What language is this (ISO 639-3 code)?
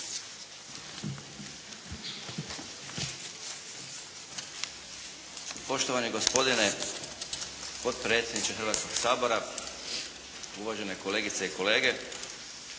hrv